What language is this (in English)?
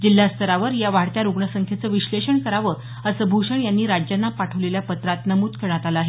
Marathi